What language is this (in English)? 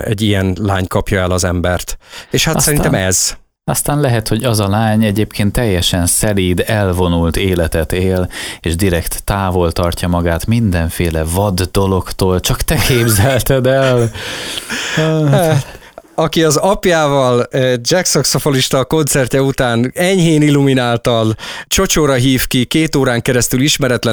Hungarian